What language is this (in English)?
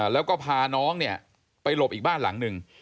Thai